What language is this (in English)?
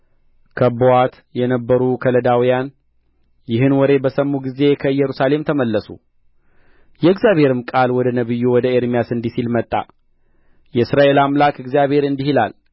Amharic